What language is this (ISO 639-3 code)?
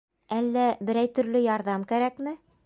bak